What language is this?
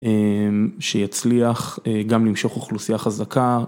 Hebrew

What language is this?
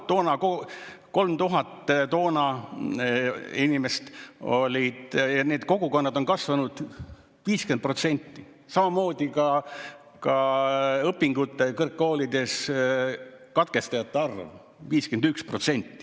Estonian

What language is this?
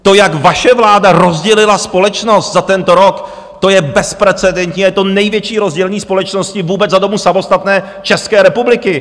Czech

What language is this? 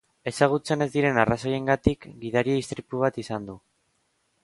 Basque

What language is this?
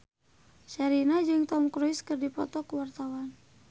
Sundanese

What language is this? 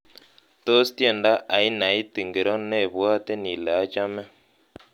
Kalenjin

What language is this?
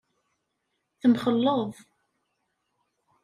Kabyle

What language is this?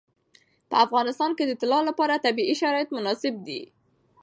Pashto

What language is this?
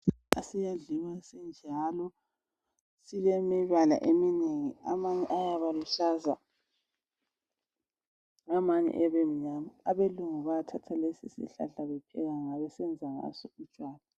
North Ndebele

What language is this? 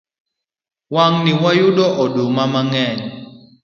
Luo (Kenya and Tanzania)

